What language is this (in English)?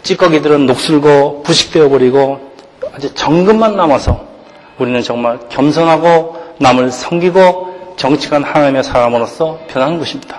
Korean